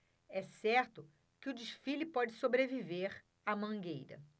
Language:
Portuguese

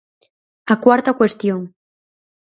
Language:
Galician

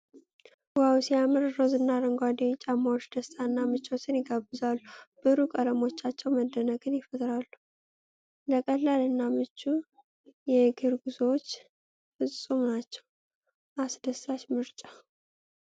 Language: Amharic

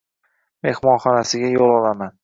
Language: Uzbek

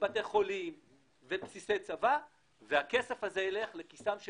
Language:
Hebrew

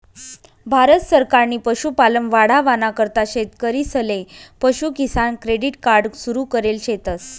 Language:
Marathi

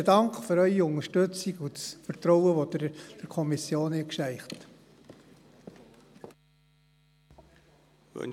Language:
Swiss German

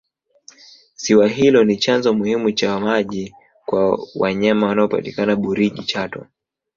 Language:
Swahili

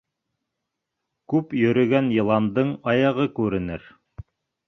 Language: Bashkir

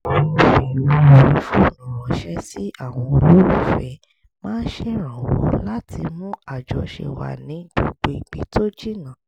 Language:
Yoruba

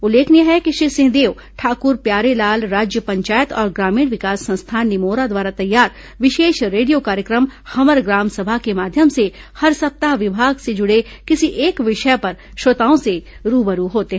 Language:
Hindi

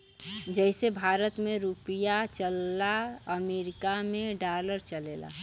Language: Bhojpuri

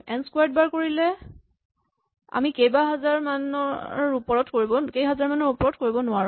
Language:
Assamese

